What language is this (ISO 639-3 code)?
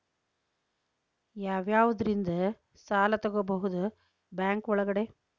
kan